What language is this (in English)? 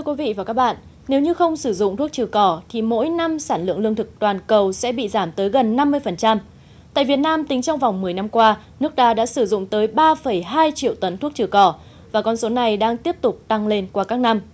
Vietnamese